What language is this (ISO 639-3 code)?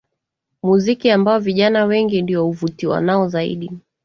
swa